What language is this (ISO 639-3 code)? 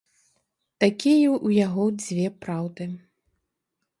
bel